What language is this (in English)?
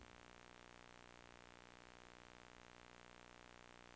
Norwegian